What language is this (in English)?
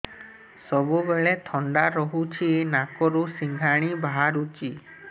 Odia